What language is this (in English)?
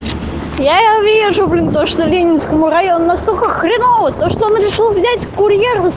Russian